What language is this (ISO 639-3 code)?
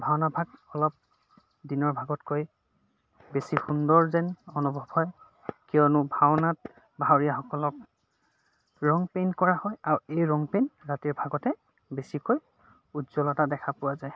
asm